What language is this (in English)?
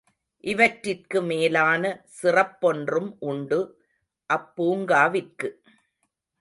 Tamil